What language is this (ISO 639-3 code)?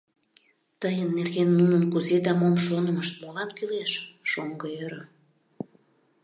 chm